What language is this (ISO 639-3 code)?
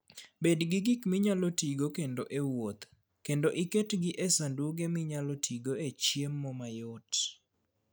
luo